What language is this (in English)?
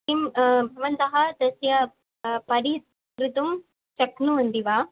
Sanskrit